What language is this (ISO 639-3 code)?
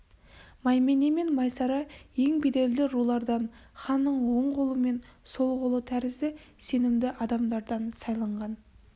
kaz